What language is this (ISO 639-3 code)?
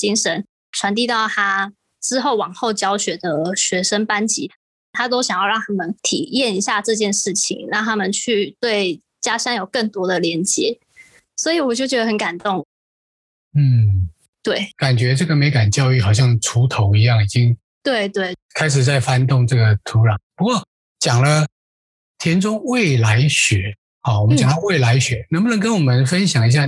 zho